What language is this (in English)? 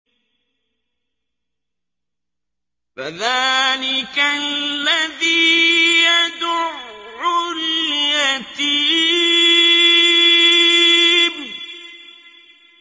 Arabic